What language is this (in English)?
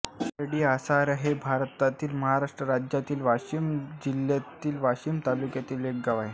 Marathi